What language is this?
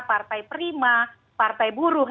Indonesian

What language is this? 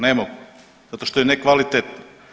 Croatian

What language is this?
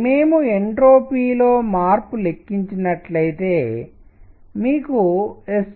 Telugu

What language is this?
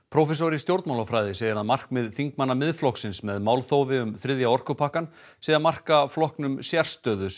Icelandic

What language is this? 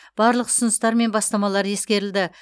Kazakh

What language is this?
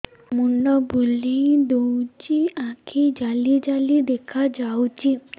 Odia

